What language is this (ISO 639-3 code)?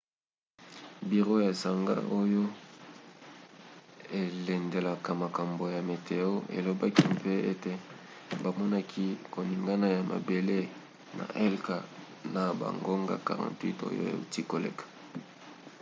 lin